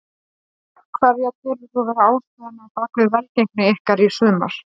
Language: Icelandic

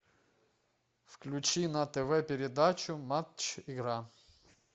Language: Russian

